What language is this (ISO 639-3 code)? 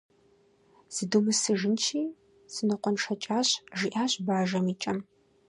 kbd